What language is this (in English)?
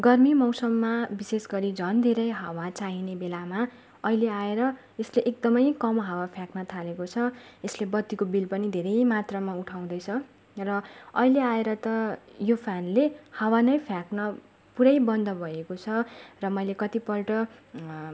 Nepali